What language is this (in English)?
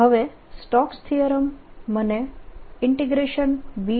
Gujarati